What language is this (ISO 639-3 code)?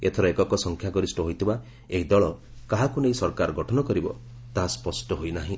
ori